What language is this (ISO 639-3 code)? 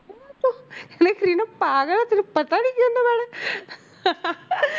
pan